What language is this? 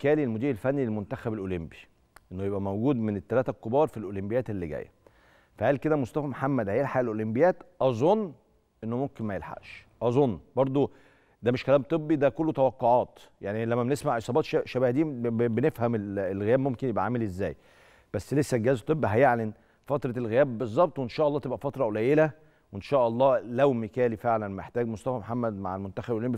Arabic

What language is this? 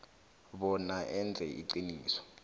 South Ndebele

